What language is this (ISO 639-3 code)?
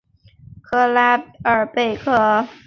zho